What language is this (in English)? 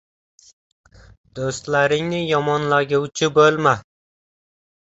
Uzbek